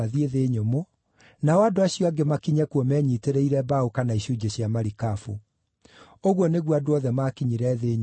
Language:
Kikuyu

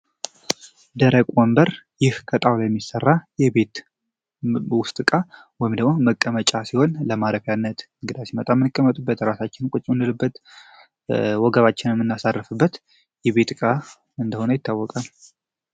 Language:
Amharic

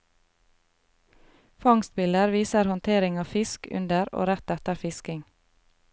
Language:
Norwegian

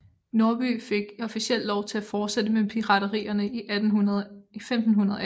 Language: Danish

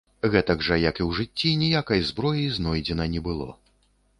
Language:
Belarusian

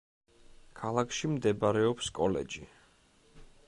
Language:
Georgian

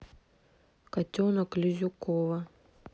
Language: Russian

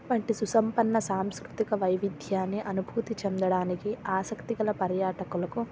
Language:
Telugu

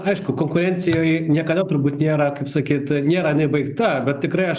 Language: Lithuanian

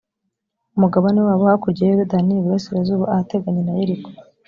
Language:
Kinyarwanda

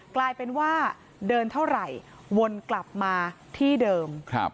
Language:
Thai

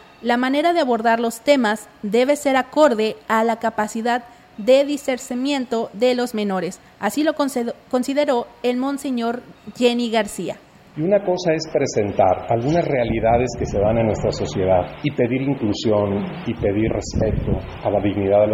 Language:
Spanish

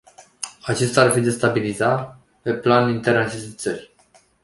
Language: Romanian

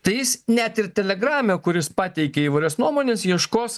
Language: Lithuanian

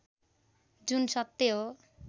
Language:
Nepali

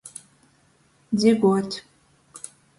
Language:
Latgalian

